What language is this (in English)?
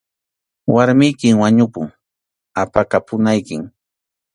Arequipa-La Unión Quechua